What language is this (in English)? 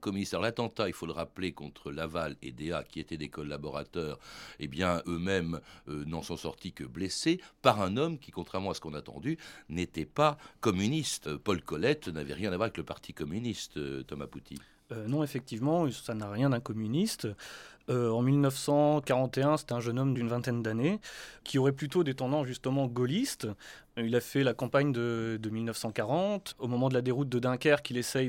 French